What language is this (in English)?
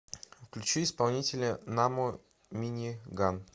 Russian